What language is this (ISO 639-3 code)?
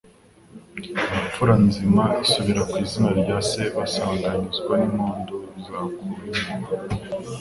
kin